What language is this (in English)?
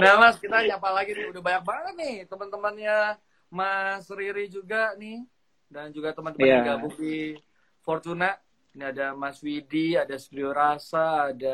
Indonesian